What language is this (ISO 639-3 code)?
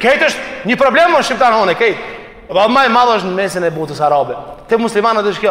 ron